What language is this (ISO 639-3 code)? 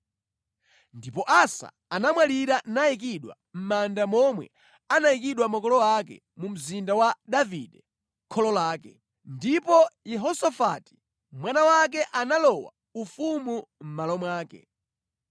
nya